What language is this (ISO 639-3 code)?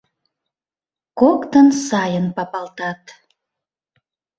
chm